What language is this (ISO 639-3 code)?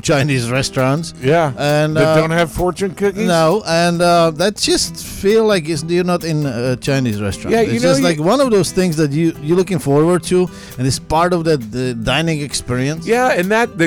eng